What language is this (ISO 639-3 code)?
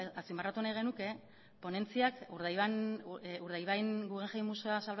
eus